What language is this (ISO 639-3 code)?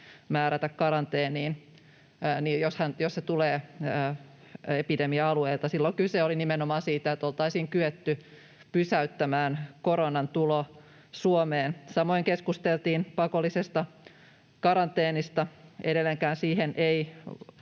fin